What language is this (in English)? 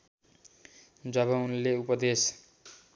Nepali